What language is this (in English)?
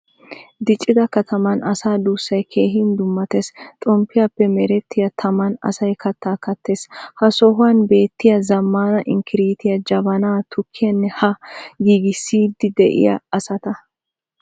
Wolaytta